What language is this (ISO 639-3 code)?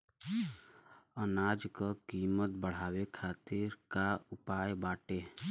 bho